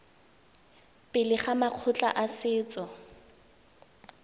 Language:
Tswana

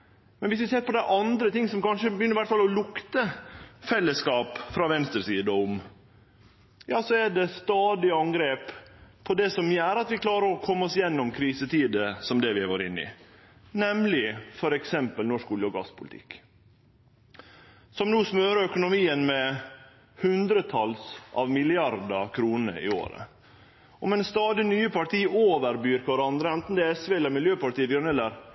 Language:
Norwegian Nynorsk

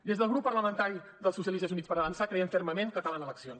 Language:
Catalan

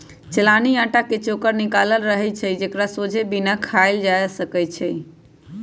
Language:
Magahi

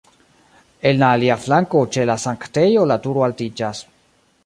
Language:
Esperanto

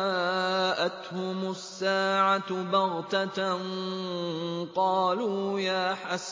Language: Arabic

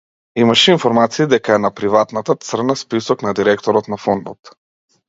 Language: Macedonian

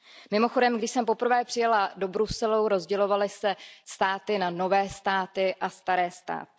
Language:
Czech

